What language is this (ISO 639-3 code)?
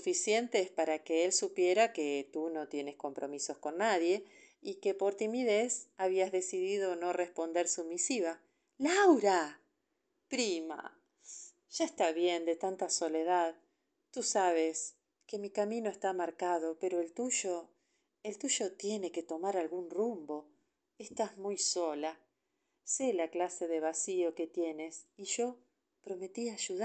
spa